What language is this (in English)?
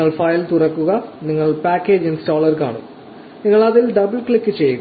Malayalam